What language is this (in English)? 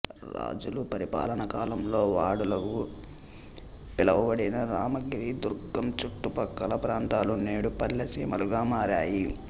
Telugu